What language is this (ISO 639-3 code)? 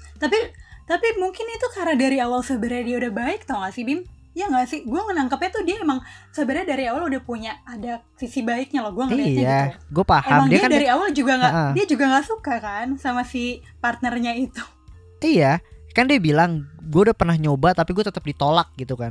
ind